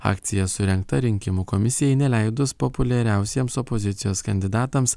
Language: Lithuanian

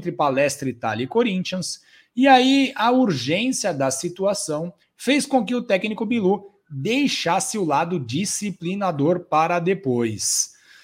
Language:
Portuguese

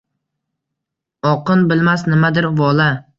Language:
Uzbek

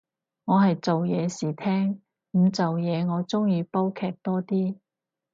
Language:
Cantonese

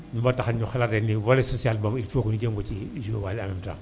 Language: Wolof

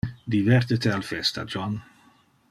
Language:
Interlingua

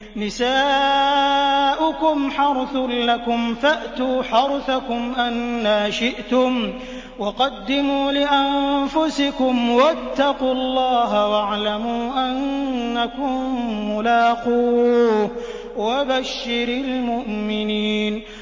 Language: Arabic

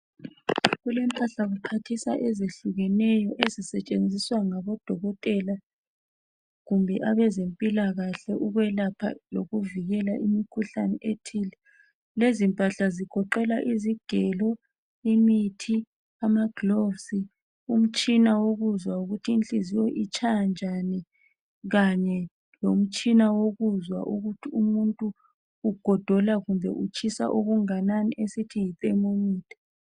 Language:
North Ndebele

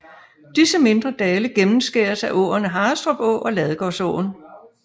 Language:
Danish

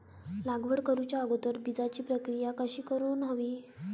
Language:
Marathi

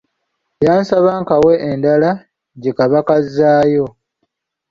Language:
Ganda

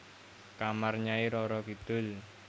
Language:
Javanese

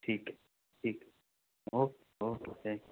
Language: Punjabi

